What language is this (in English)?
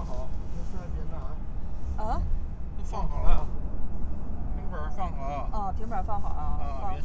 Chinese